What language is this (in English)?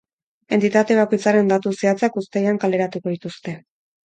Basque